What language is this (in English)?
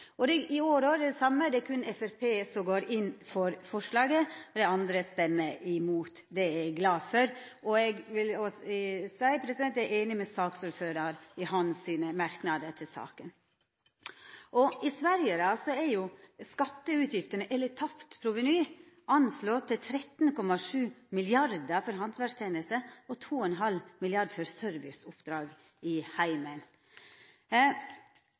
Norwegian Nynorsk